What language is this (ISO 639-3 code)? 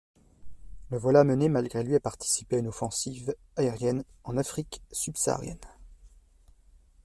fra